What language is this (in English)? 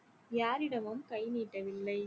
Tamil